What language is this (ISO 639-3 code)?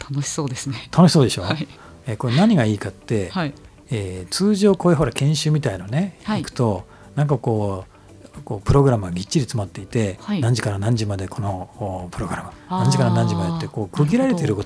jpn